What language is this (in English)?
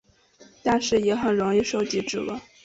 Chinese